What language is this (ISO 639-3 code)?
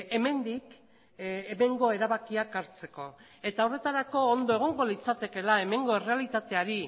eus